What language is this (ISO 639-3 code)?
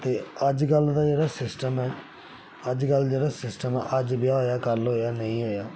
doi